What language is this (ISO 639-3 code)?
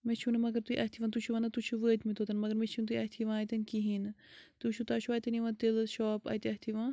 kas